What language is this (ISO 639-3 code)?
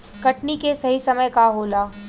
bho